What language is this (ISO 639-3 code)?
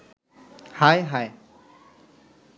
ben